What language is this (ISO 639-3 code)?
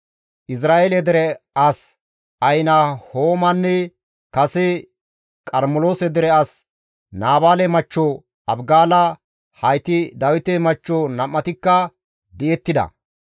gmv